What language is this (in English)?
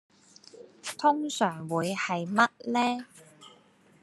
Cantonese